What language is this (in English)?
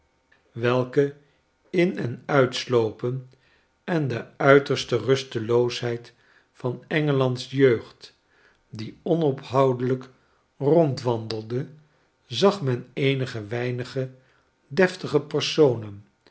Dutch